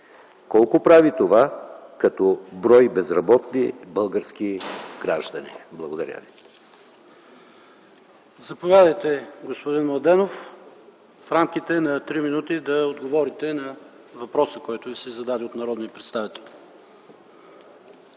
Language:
Bulgarian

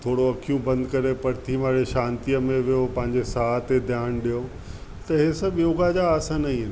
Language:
Sindhi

